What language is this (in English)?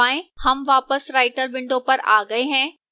Hindi